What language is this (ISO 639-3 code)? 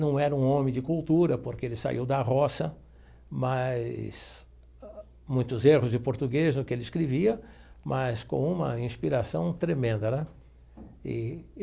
por